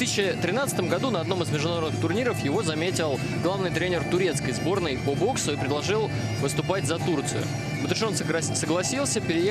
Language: Russian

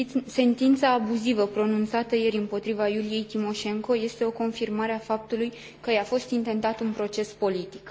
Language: Romanian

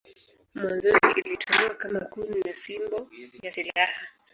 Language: Swahili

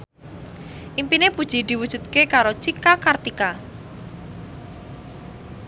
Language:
Javanese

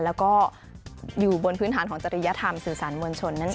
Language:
Thai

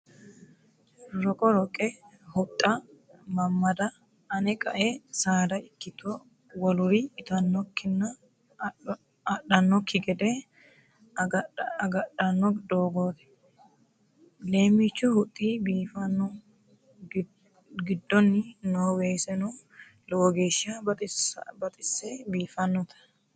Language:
Sidamo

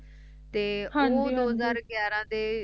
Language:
Punjabi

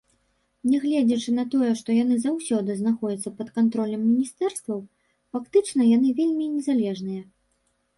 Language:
Belarusian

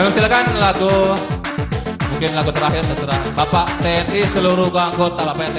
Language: Spanish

